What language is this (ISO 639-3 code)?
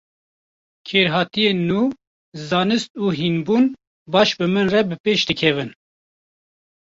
kur